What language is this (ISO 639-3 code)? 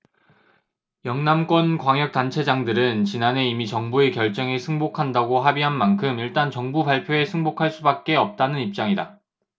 kor